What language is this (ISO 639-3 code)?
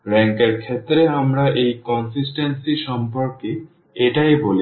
ben